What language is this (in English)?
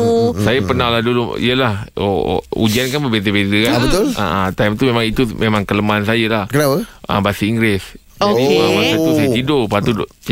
Malay